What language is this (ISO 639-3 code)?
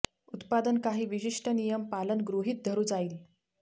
mar